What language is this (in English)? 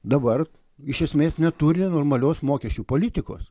Lithuanian